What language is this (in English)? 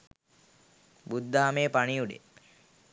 Sinhala